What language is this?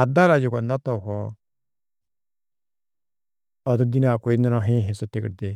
Tedaga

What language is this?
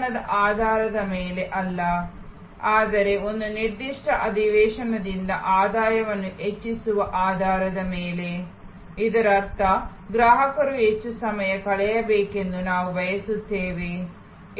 Kannada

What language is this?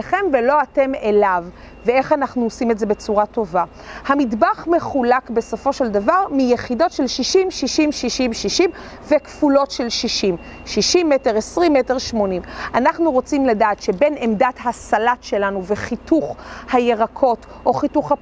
Hebrew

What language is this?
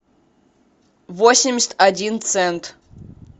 Russian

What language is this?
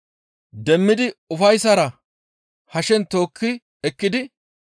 Gamo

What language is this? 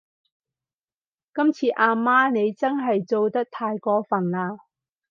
Cantonese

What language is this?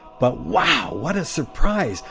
English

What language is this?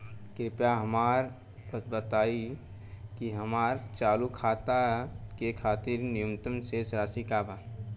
Bhojpuri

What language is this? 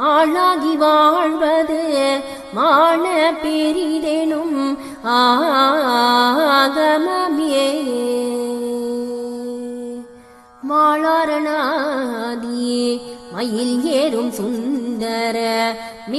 Arabic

